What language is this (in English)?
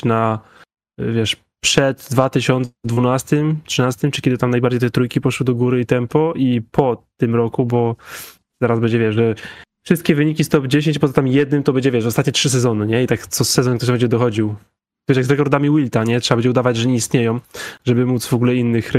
Polish